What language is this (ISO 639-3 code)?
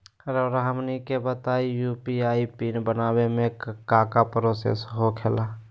mag